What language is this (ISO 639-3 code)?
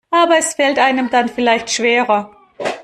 deu